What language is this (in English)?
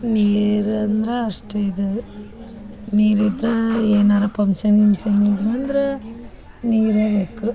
Kannada